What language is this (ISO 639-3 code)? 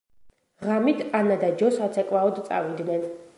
kat